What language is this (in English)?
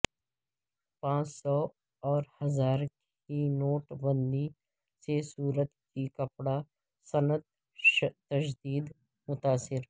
Urdu